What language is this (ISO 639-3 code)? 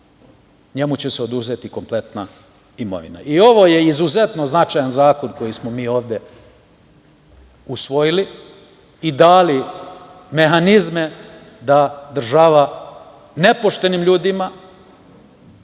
srp